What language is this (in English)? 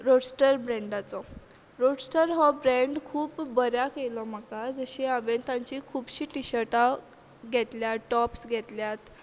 Konkani